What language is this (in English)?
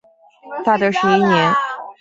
Chinese